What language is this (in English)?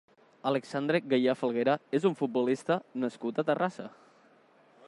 Catalan